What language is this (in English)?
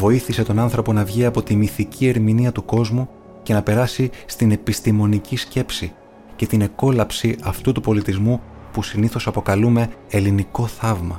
Greek